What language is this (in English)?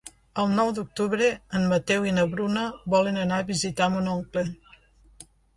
Catalan